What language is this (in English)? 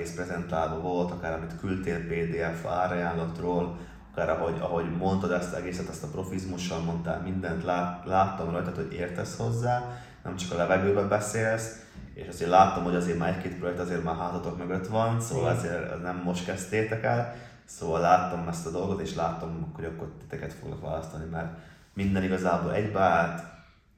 Hungarian